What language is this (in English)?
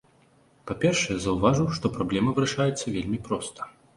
Belarusian